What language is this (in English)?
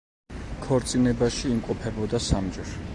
Georgian